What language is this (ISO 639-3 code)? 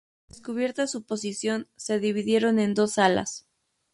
spa